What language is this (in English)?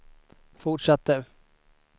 Swedish